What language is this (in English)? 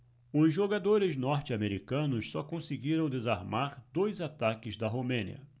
Portuguese